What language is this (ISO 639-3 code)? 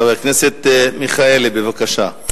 heb